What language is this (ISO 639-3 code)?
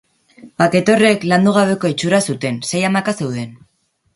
eus